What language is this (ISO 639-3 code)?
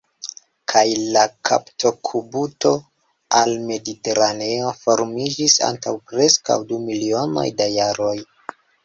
epo